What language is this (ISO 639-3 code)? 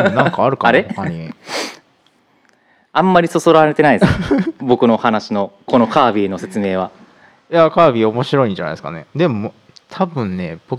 jpn